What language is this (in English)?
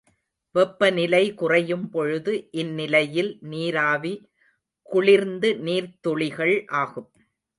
Tamil